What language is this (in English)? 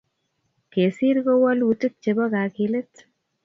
Kalenjin